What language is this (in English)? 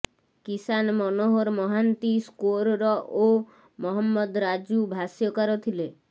Odia